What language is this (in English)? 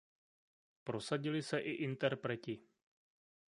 Czech